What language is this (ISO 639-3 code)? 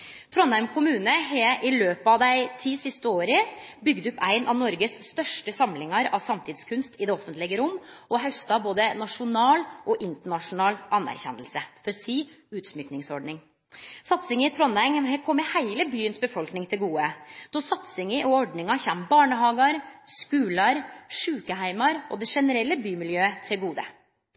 nno